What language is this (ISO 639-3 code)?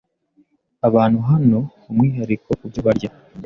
kin